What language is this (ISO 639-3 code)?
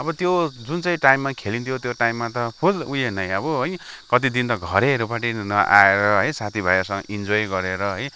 nep